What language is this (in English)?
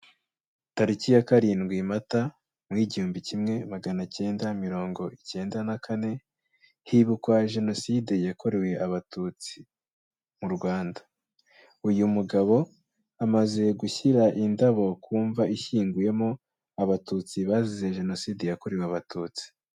Kinyarwanda